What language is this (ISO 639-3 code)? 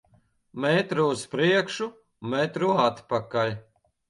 lav